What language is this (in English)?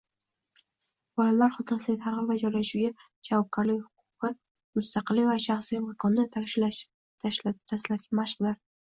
Uzbek